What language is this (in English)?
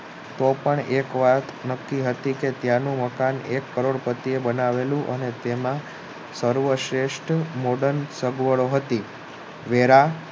Gujarati